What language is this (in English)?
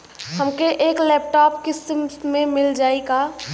Bhojpuri